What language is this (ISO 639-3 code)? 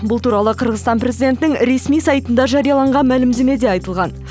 kaz